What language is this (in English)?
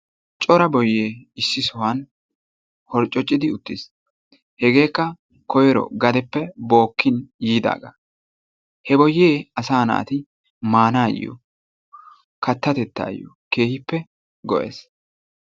Wolaytta